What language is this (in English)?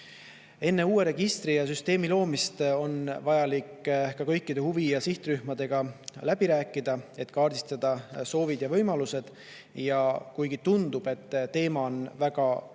Estonian